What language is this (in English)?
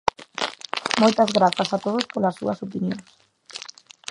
Galician